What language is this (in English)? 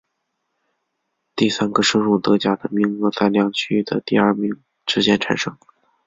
Chinese